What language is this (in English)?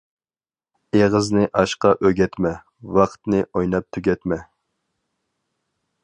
Uyghur